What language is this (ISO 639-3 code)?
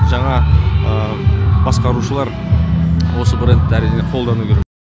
kaz